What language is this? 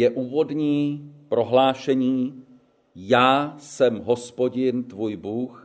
Czech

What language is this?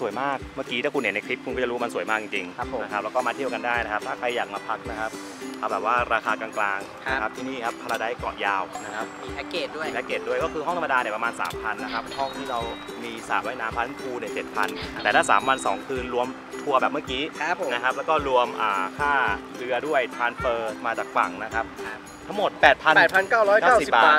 Thai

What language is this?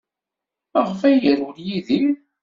Kabyle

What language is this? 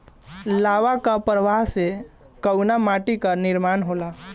Bhojpuri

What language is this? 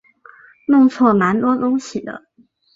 Chinese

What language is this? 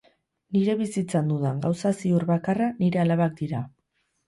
Basque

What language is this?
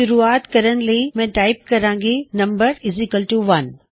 Punjabi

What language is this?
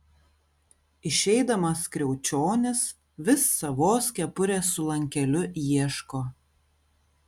Lithuanian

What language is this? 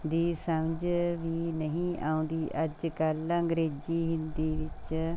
Punjabi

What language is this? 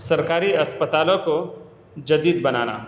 Urdu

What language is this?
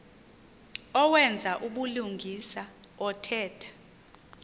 Xhosa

